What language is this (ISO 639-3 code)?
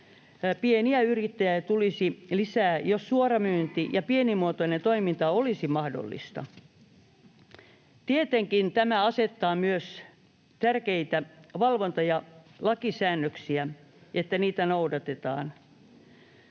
fin